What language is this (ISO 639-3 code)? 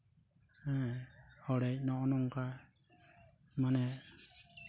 sat